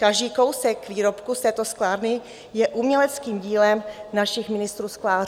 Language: Czech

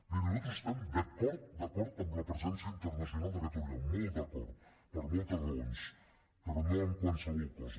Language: Catalan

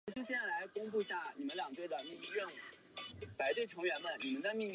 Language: Chinese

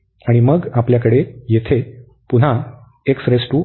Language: Marathi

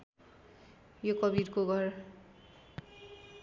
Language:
Nepali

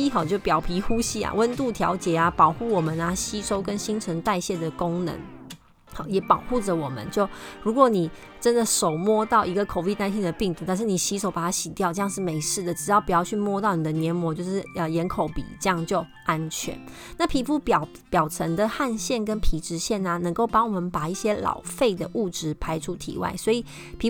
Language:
Chinese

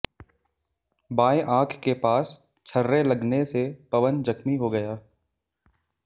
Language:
Hindi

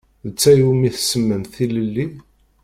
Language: Kabyle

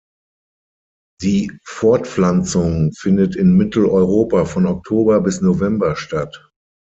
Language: German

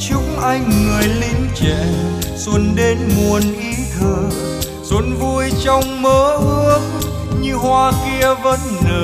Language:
Vietnamese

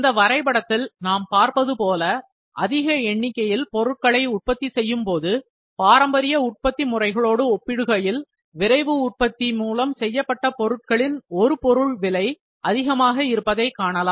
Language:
Tamil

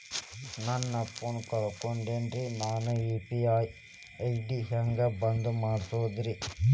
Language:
Kannada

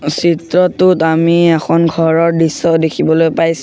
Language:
Assamese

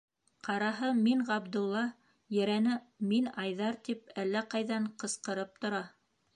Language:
Bashkir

